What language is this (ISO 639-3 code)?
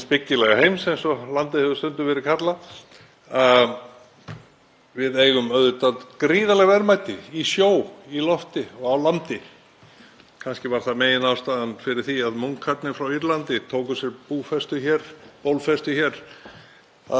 isl